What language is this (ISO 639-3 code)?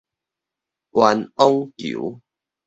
nan